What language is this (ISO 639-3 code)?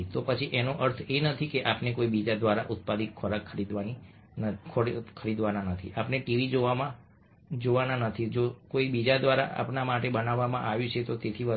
guj